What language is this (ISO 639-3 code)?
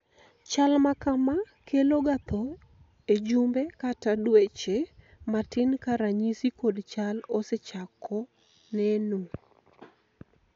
luo